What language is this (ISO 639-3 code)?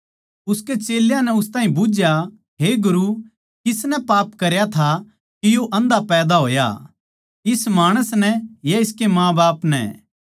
bgc